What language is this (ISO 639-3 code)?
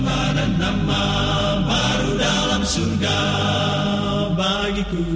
ind